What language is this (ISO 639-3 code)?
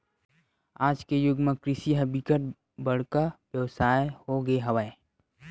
hne